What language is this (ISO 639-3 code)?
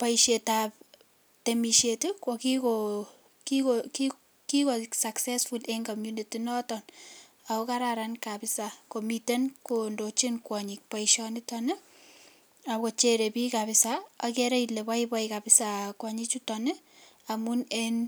kln